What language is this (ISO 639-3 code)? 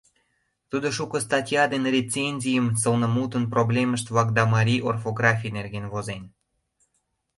chm